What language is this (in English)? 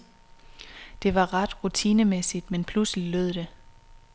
Danish